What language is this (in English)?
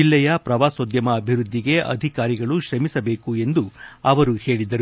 Kannada